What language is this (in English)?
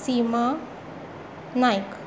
Konkani